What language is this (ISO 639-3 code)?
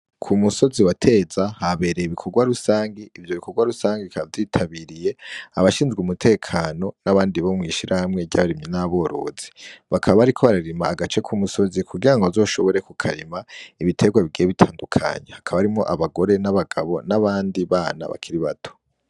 run